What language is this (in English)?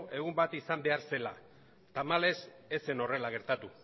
Basque